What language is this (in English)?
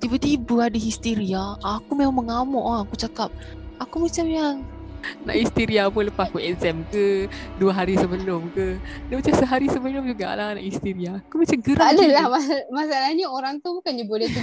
Malay